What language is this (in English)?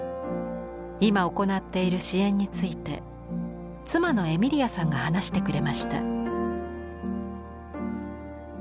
Japanese